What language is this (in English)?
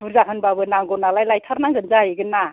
Bodo